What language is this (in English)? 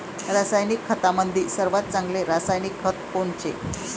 Marathi